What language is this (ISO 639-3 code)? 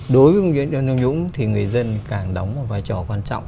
vie